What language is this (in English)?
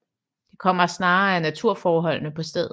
Danish